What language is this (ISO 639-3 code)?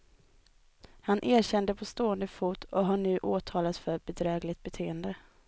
swe